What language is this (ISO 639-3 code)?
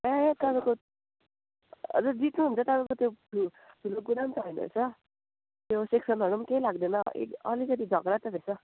nep